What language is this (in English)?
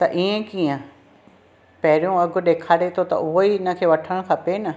Sindhi